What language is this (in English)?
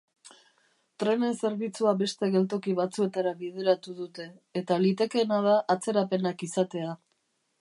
Basque